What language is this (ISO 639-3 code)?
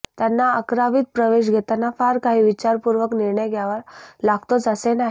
mar